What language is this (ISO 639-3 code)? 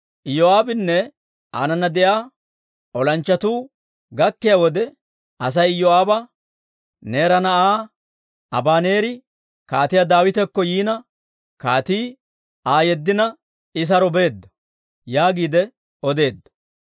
dwr